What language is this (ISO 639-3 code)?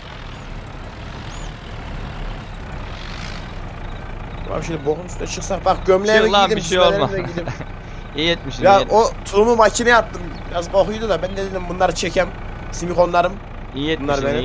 tur